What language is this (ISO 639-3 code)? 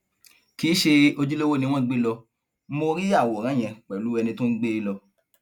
yor